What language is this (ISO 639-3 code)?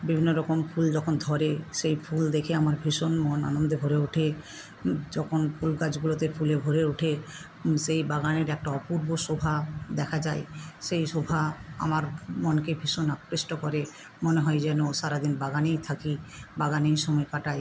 ben